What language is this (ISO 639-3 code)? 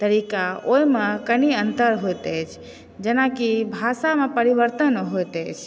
mai